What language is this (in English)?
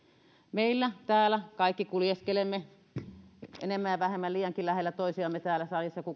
Finnish